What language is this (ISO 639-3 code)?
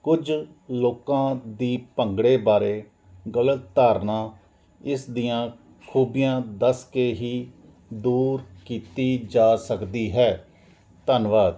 pan